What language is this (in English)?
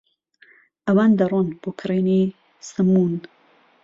Central Kurdish